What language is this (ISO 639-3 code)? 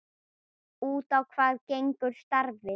isl